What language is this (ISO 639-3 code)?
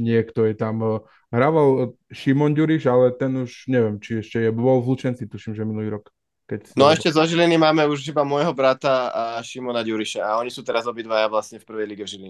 slk